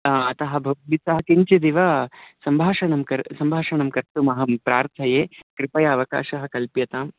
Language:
Sanskrit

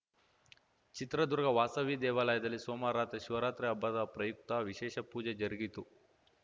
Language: Kannada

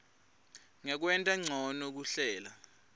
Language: Swati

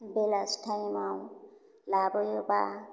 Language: Bodo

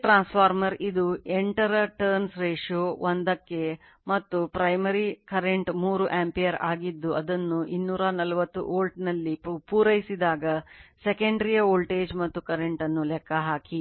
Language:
Kannada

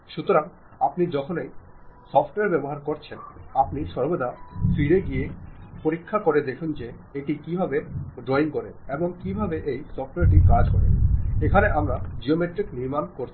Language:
Bangla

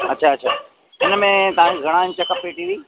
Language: Sindhi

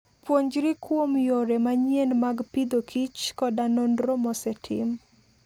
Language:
Luo (Kenya and Tanzania)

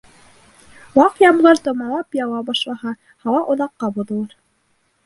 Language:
Bashkir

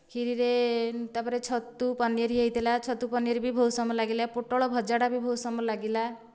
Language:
Odia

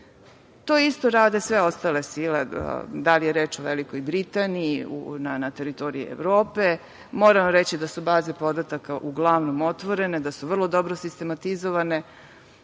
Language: Serbian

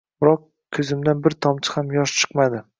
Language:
Uzbek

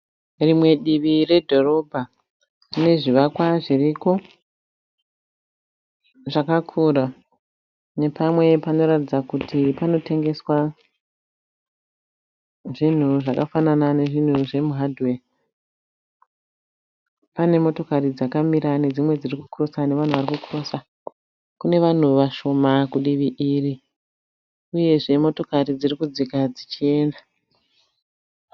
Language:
Shona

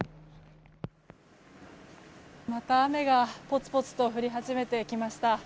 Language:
Japanese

